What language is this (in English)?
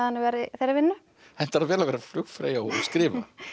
Icelandic